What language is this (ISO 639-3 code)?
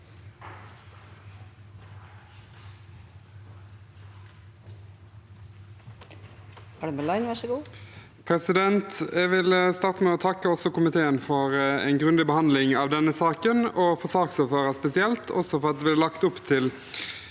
nor